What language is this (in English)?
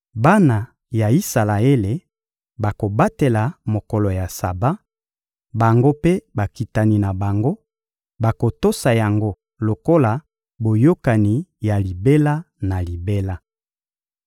Lingala